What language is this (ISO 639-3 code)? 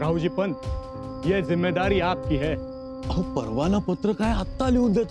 hin